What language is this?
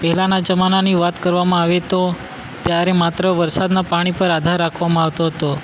Gujarati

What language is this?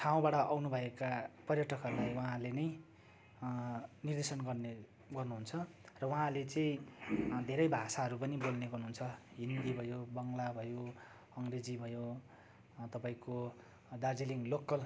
Nepali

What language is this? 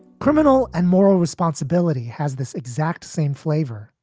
English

